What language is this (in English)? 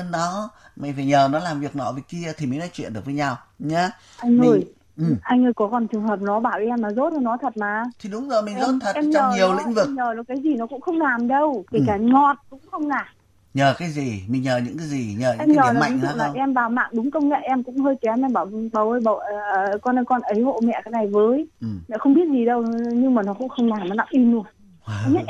Vietnamese